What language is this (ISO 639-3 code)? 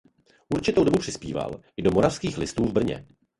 ces